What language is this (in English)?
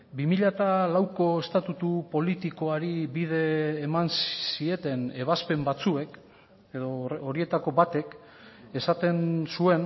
Basque